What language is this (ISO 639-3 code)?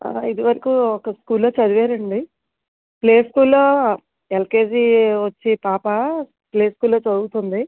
tel